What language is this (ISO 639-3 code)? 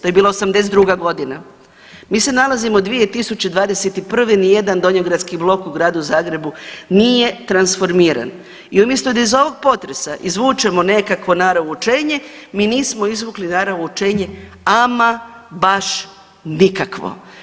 hrv